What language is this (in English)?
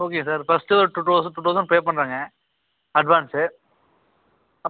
Tamil